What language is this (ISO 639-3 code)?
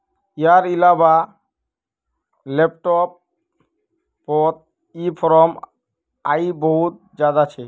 mag